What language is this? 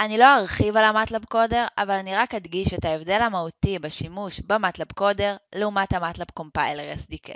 Hebrew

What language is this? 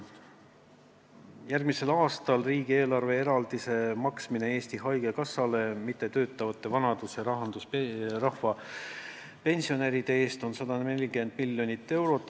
Estonian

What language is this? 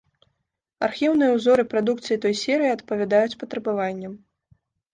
Belarusian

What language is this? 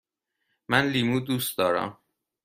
Persian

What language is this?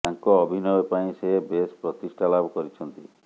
Odia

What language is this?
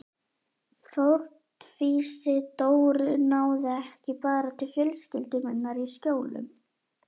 Icelandic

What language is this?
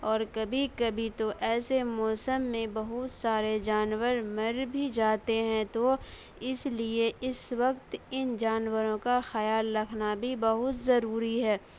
Urdu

